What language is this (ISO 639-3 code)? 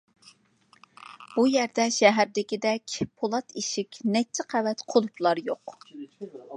uig